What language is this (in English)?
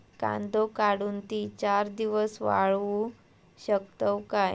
Marathi